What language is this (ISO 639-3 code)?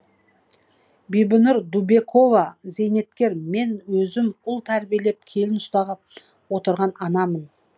kaz